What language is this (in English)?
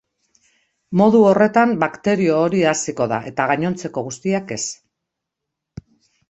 Basque